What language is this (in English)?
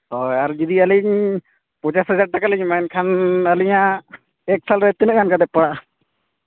Santali